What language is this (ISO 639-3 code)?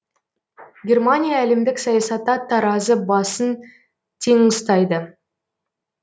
kaz